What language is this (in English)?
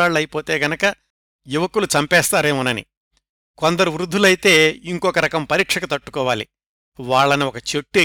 Telugu